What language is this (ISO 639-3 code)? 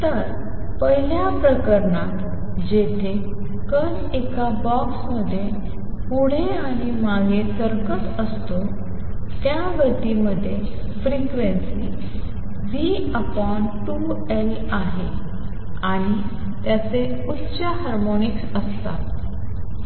mar